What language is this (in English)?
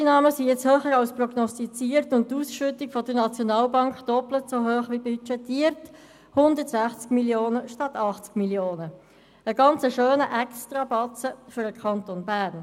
Swiss German